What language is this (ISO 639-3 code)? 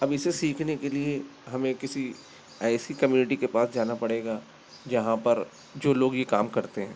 urd